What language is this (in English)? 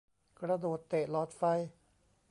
Thai